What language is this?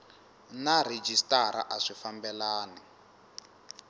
Tsonga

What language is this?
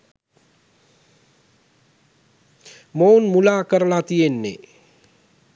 Sinhala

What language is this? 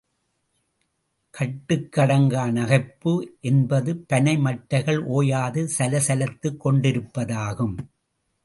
Tamil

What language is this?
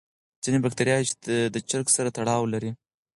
Pashto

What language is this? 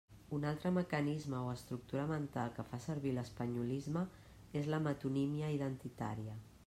Catalan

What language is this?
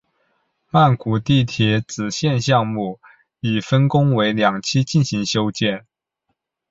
Chinese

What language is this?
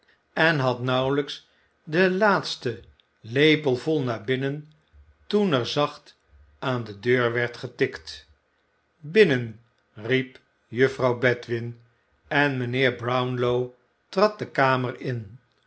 Dutch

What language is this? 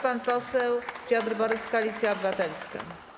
Polish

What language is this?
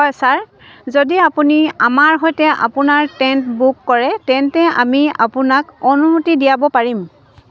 Assamese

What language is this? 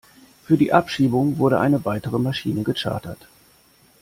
German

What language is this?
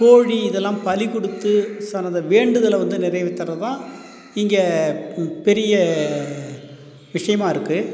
Tamil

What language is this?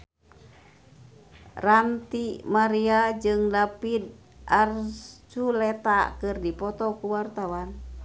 Sundanese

